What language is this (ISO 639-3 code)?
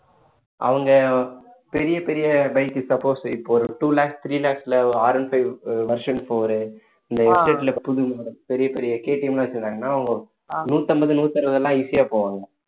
tam